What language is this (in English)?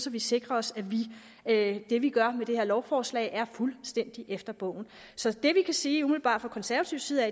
Danish